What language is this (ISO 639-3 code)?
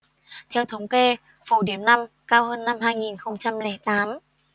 vie